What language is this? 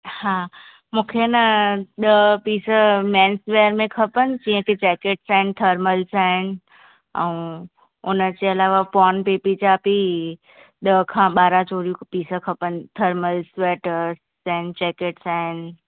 Sindhi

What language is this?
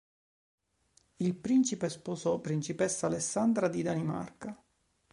Italian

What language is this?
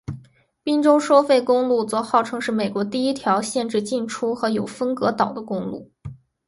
Chinese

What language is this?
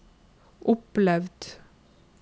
Norwegian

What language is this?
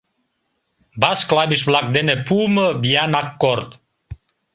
Mari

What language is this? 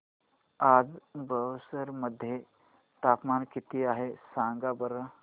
Marathi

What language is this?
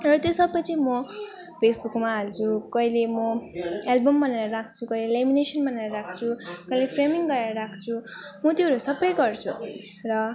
Nepali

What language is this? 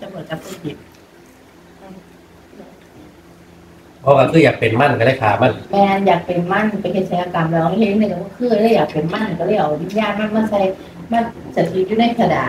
Thai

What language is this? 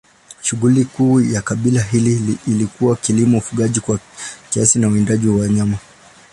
Swahili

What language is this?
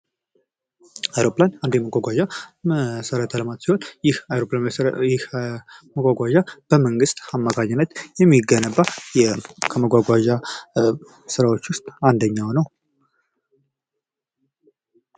Amharic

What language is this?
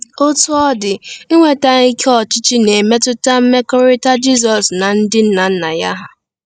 Igbo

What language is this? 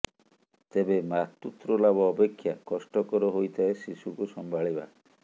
Odia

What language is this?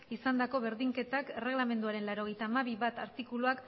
Basque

